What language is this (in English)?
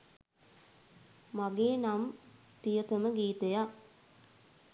Sinhala